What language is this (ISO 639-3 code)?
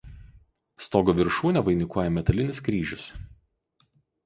lit